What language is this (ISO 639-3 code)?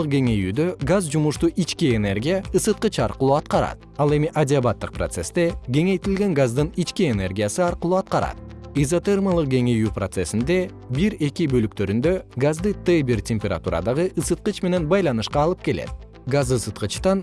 kir